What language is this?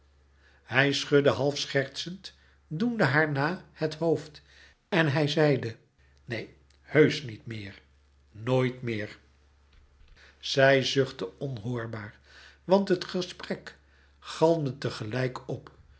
Dutch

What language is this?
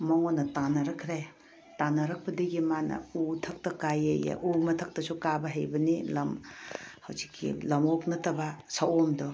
Manipuri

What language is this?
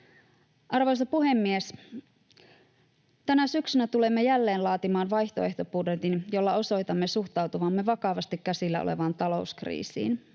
Finnish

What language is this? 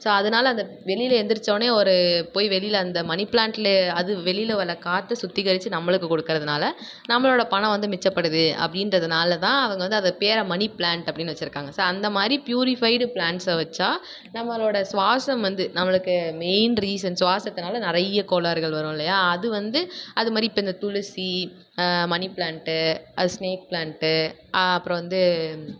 Tamil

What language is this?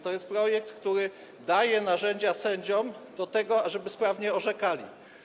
Polish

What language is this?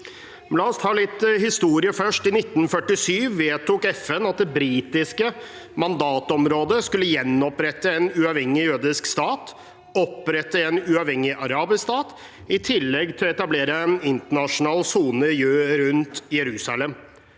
Norwegian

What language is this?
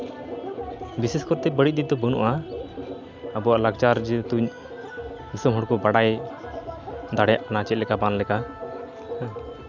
Santali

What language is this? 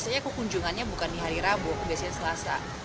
Indonesian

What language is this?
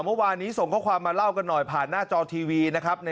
Thai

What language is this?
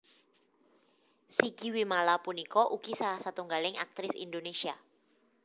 Javanese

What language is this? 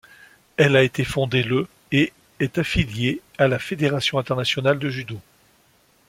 French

